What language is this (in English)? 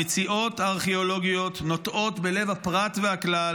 Hebrew